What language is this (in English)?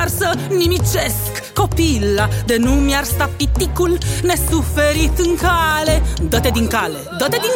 Romanian